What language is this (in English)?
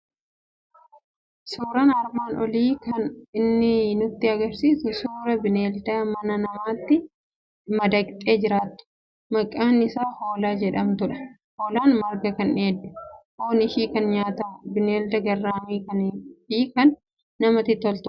Oromo